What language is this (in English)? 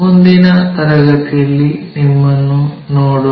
Kannada